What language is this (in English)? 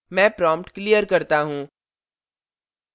Hindi